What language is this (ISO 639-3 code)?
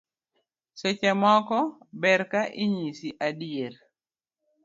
luo